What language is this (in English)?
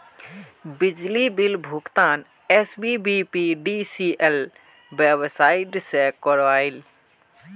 Magahi